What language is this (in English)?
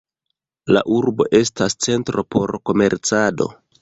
Esperanto